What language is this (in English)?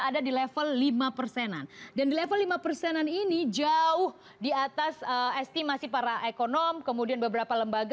Indonesian